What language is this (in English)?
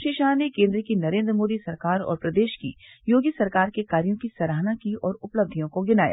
Hindi